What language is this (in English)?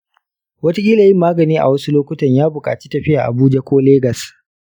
Hausa